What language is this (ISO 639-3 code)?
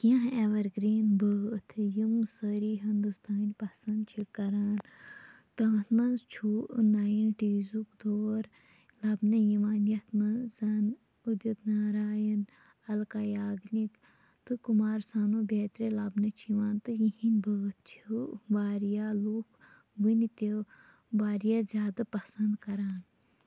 kas